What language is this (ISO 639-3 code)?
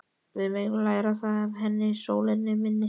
isl